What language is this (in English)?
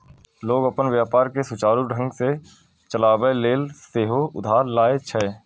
Maithili